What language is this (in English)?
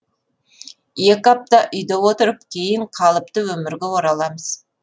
Kazakh